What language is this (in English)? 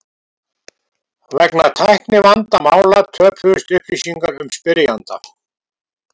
Icelandic